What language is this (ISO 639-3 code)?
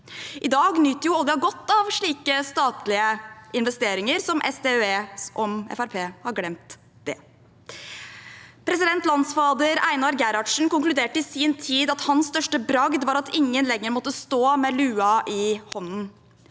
nor